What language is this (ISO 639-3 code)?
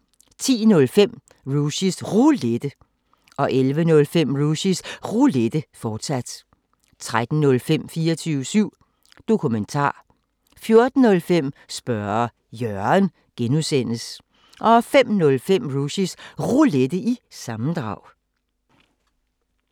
dan